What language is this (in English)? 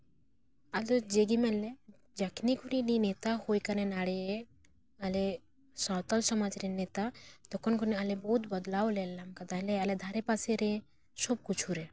Santali